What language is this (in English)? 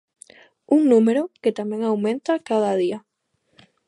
Galician